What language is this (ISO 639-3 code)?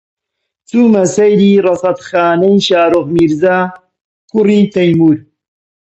ckb